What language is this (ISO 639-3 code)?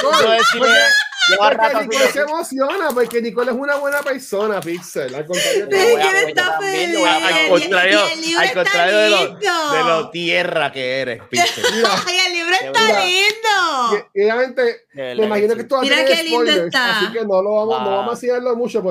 spa